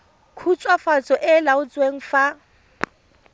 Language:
Tswana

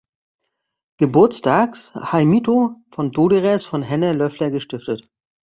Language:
German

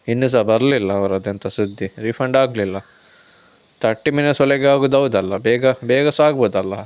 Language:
Kannada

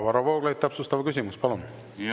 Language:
Estonian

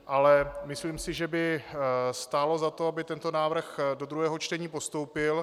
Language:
Czech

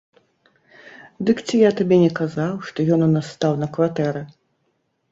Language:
Belarusian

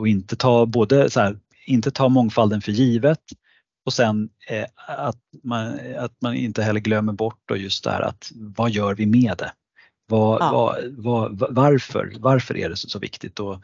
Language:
Swedish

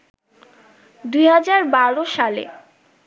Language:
Bangla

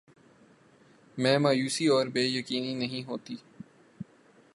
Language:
Urdu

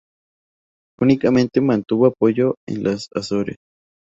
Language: Spanish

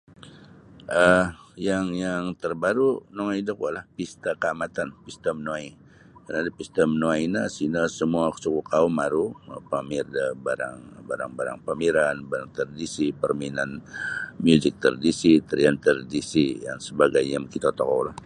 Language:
Sabah Bisaya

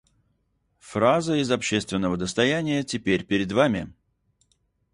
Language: Russian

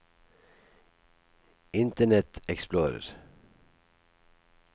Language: Norwegian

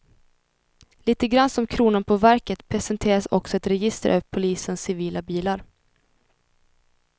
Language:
Swedish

